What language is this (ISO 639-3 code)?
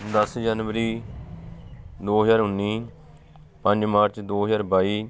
pan